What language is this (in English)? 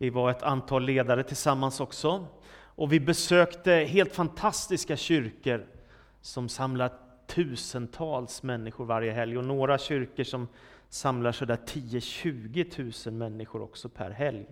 Swedish